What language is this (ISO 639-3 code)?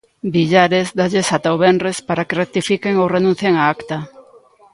glg